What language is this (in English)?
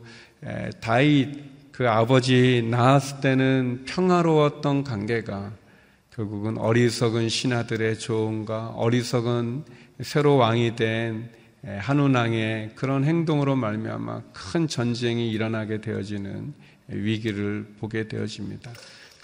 Korean